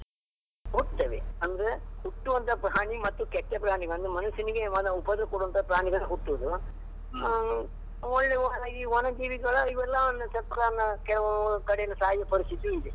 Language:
Kannada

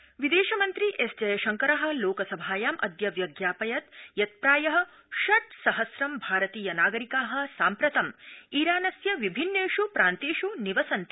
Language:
Sanskrit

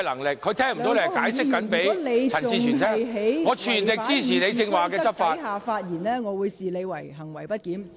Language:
Cantonese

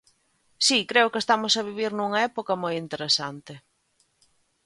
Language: Galician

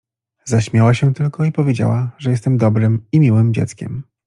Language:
Polish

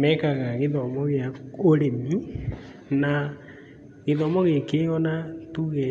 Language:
Kikuyu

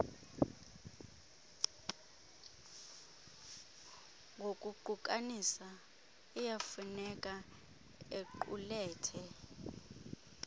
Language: Xhosa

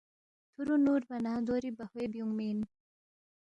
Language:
Balti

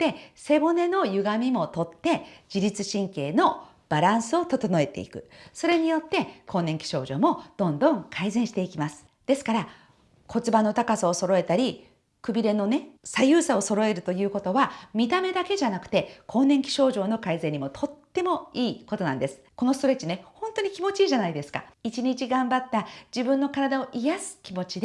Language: Japanese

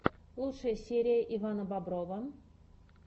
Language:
Russian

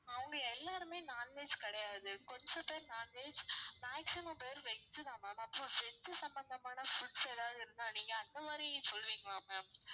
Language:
Tamil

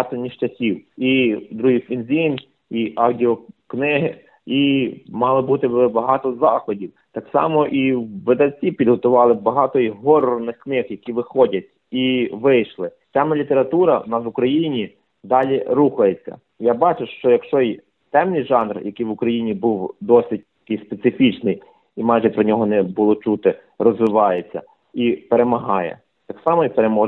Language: Ukrainian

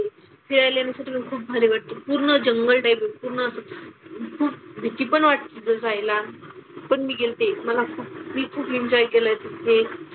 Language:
Marathi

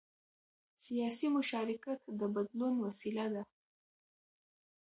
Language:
Pashto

